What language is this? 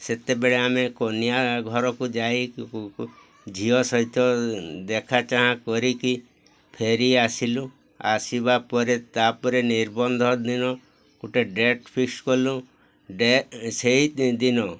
Odia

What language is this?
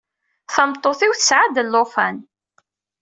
Kabyle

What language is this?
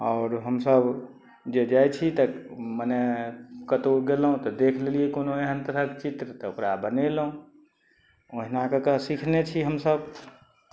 Maithili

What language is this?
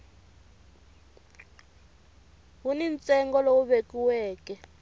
Tsonga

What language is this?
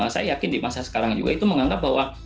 Indonesian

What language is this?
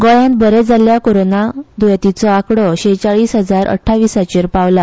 Konkani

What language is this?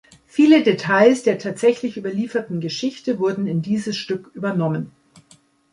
German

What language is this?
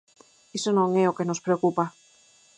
Galician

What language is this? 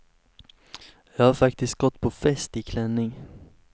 Swedish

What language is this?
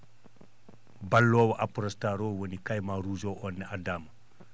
Fula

